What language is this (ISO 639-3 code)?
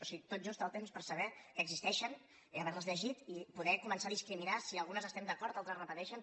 cat